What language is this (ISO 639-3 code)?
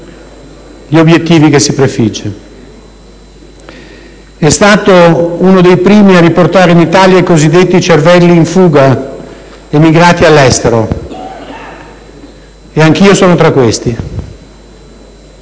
ita